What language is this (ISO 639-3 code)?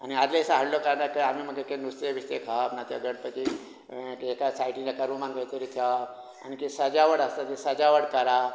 kok